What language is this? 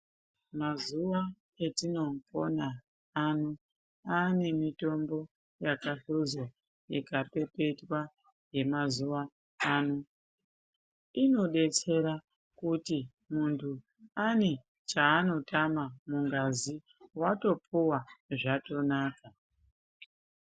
Ndau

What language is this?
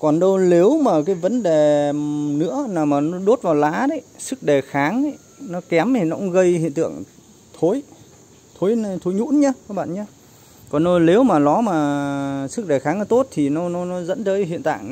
Vietnamese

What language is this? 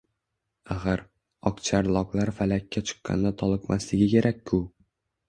Uzbek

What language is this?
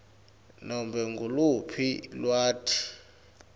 Swati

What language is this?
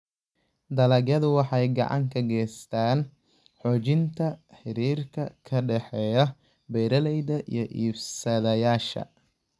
Somali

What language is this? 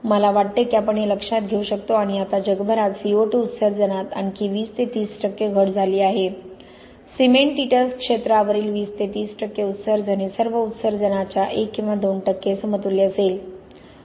Marathi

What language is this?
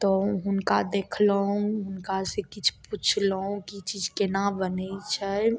Maithili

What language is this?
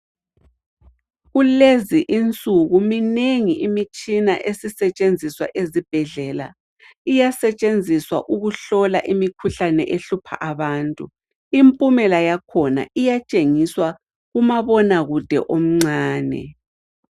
North Ndebele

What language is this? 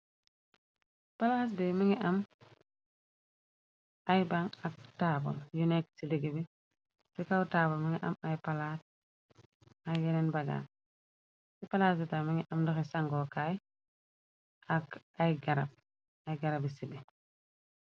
Wolof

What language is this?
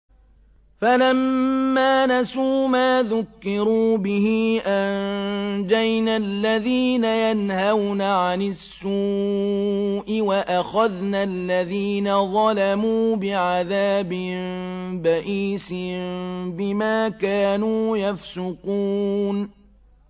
Arabic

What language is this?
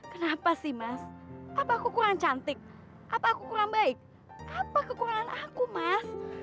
Indonesian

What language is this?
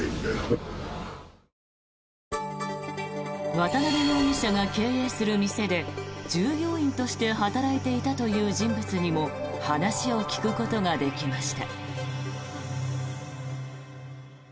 Japanese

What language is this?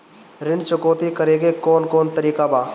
Bhojpuri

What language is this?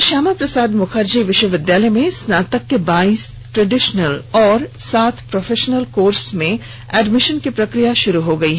Hindi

